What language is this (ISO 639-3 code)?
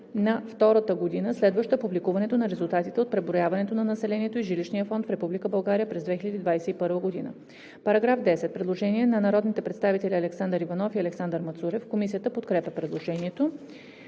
bul